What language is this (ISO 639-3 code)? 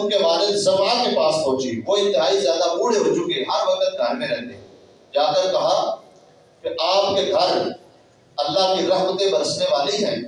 urd